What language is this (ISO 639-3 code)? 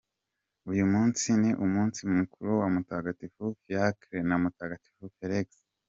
kin